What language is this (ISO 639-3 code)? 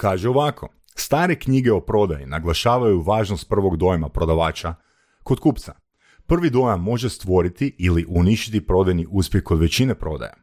hrv